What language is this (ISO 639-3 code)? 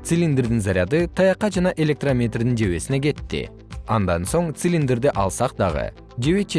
kir